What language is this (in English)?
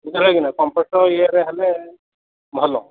Odia